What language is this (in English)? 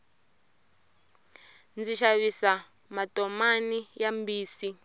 Tsonga